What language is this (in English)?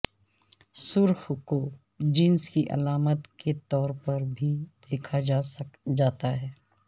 Urdu